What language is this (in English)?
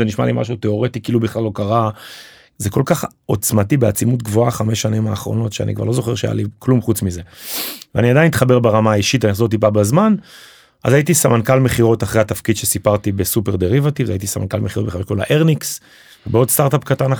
Hebrew